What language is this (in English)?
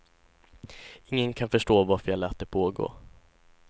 Swedish